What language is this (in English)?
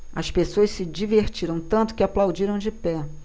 Portuguese